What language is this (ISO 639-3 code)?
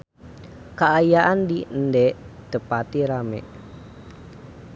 sun